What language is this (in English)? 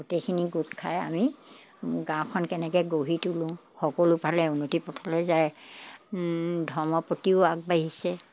Assamese